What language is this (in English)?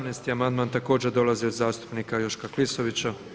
Croatian